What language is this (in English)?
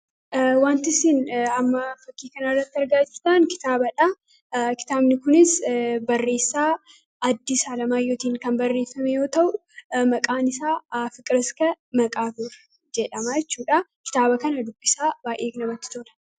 Oromo